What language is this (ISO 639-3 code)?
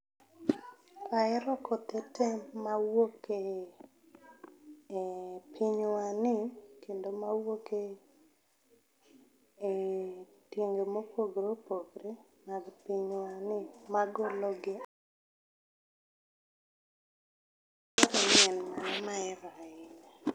luo